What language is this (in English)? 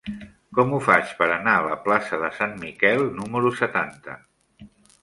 Catalan